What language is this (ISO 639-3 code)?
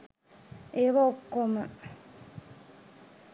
sin